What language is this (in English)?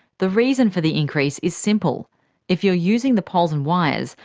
English